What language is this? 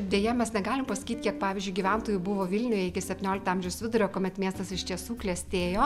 Lithuanian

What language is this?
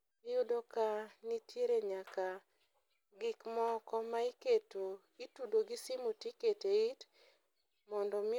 Luo (Kenya and Tanzania)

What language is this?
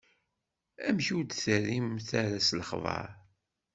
Kabyle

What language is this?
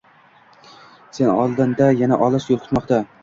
Uzbek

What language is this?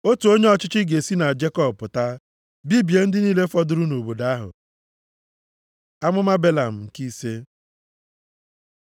Igbo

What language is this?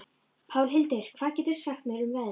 Icelandic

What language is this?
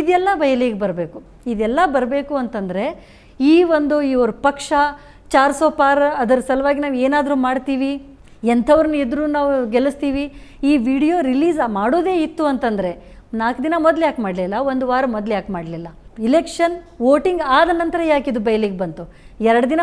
Kannada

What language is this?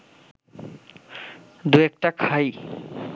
Bangla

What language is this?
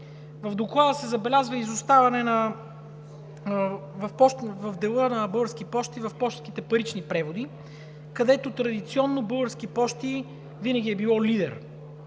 Bulgarian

